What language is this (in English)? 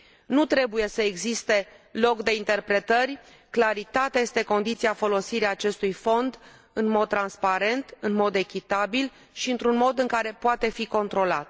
Romanian